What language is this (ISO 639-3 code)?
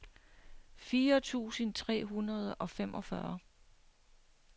dan